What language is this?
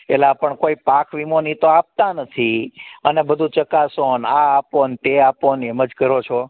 Gujarati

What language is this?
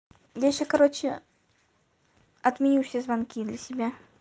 Russian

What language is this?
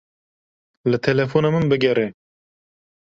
Kurdish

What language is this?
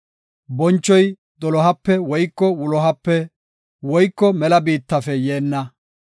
Gofa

